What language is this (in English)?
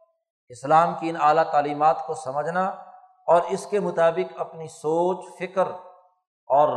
Urdu